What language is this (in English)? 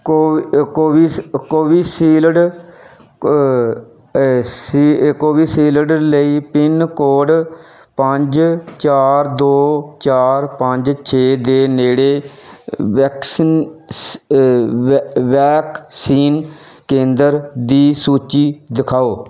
Punjabi